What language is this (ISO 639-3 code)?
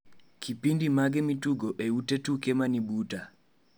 luo